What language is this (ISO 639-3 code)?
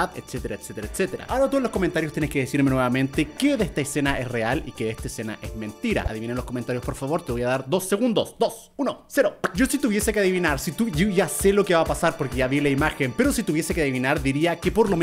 spa